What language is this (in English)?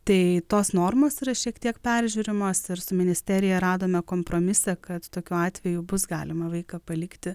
Lithuanian